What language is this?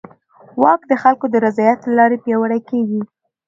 Pashto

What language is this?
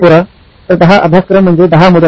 Marathi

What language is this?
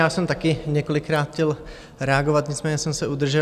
Czech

